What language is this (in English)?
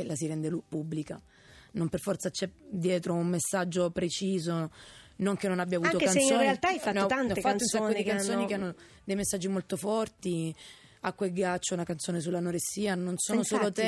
Italian